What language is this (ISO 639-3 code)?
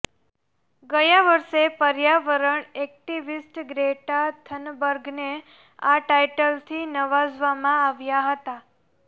guj